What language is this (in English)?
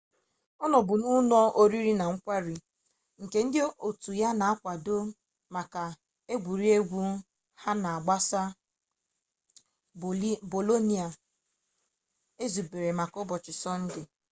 Igbo